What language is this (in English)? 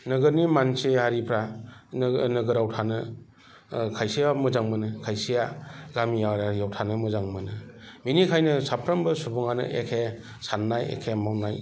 Bodo